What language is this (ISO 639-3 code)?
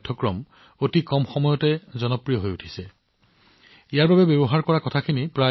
asm